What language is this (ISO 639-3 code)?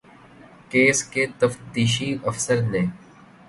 urd